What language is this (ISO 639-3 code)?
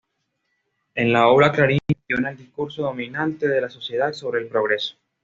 spa